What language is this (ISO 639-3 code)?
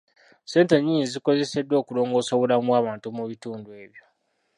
lug